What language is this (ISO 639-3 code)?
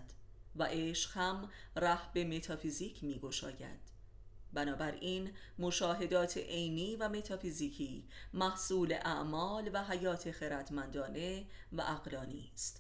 fas